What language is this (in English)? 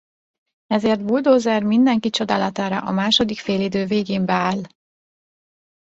Hungarian